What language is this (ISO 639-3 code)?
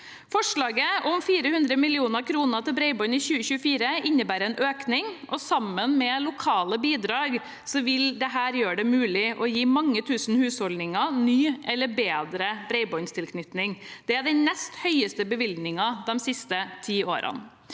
nor